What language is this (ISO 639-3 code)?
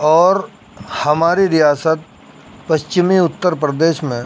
urd